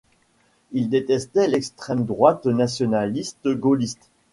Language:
French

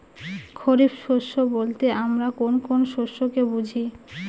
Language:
Bangla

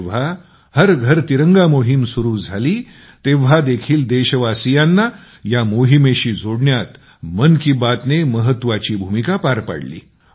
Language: Marathi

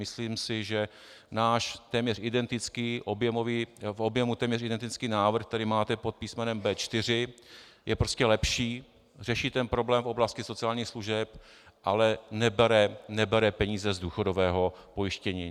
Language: Czech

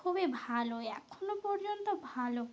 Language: Bangla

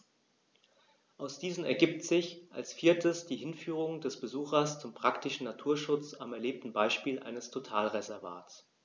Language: German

